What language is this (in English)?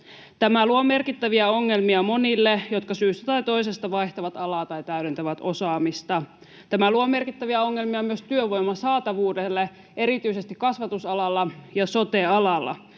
Finnish